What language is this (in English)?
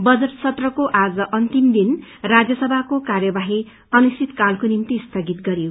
Nepali